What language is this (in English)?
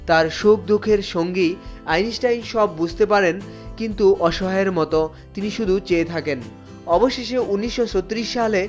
Bangla